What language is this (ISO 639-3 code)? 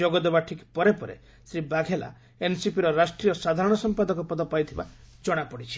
ori